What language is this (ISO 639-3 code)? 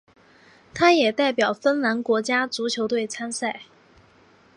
zho